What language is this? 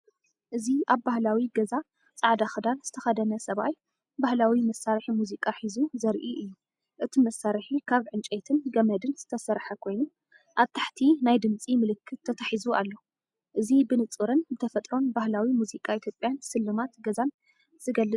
Tigrinya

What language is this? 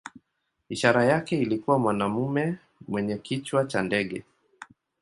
Swahili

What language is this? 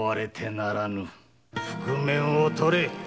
Japanese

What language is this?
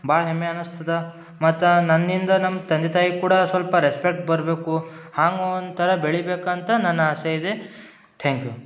Kannada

